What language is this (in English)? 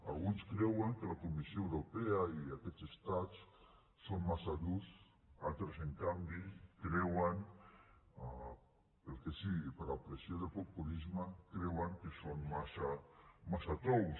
Catalan